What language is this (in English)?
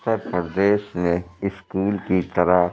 Urdu